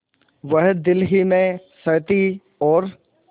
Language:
Hindi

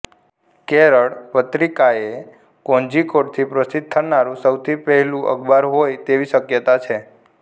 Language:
Gujarati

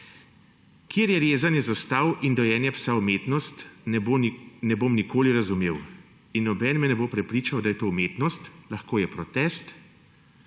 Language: Slovenian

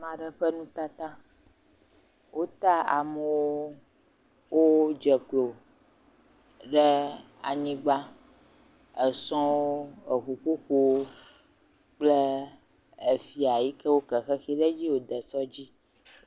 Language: Ewe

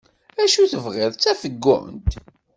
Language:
Kabyle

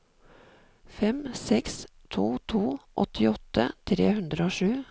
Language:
Norwegian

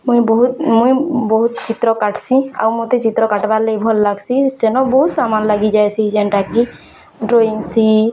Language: Odia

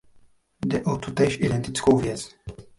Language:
Czech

